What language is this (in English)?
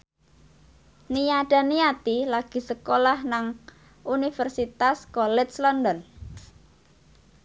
Javanese